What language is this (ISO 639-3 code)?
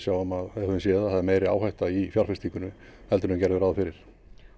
isl